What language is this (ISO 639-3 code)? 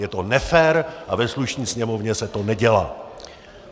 ces